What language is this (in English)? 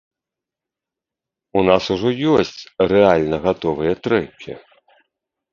Belarusian